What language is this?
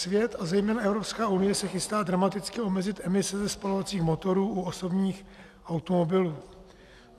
Czech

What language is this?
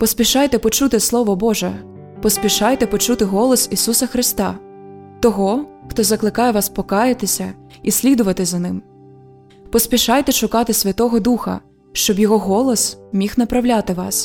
Ukrainian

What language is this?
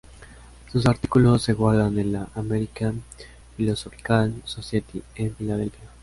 Spanish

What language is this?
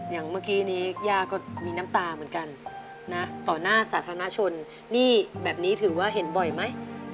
Thai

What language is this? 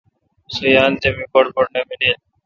Kalkoti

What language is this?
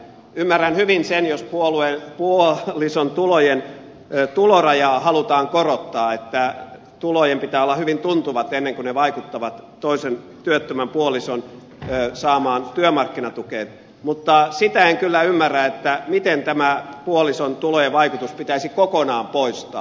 Finnish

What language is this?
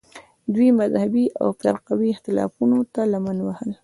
Pashto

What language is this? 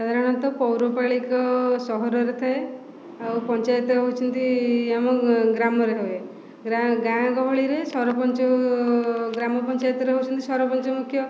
Odia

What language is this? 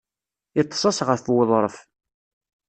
Kabyle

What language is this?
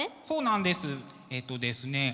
Japanese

